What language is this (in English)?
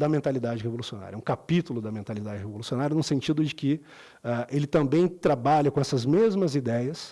Portuguese